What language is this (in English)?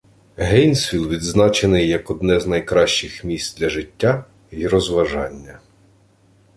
Ukrainian